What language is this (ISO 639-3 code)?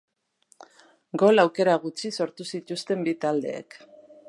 eus